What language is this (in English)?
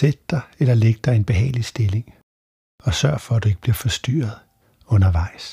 Danish